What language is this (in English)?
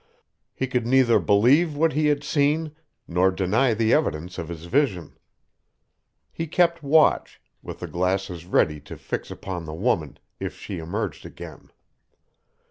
English